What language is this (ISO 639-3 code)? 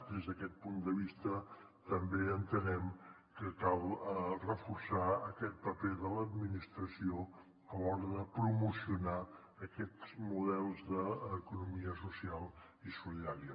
cat